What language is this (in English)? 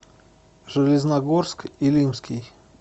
Russian